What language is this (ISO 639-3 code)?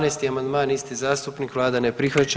hrv